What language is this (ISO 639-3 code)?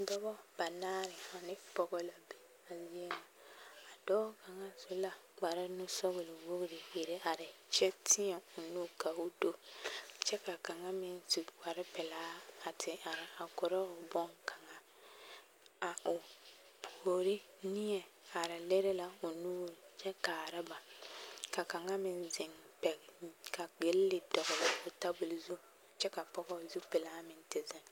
dga